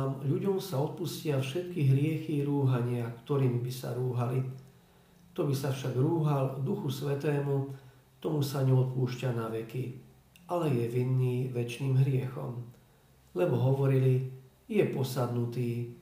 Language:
Slovak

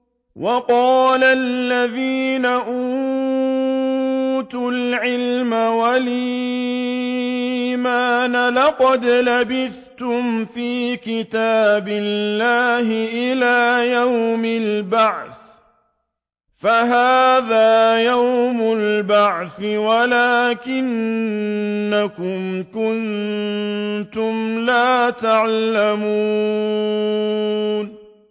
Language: Arabic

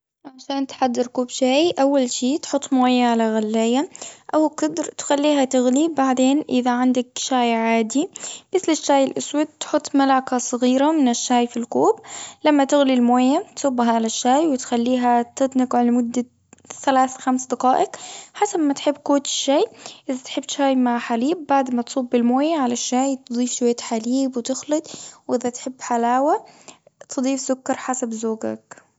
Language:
Gulf Arabic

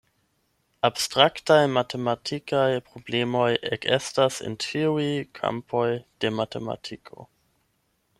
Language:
Esperanto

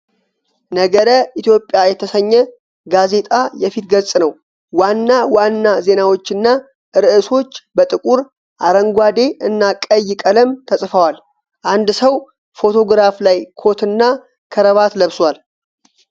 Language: Amharic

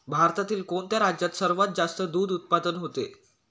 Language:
Marathi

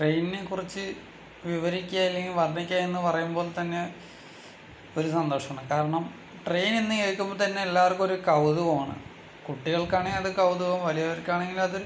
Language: Malayalam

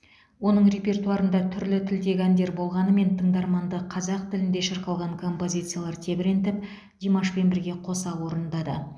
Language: Kazakh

